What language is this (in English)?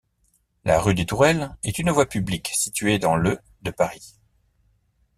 French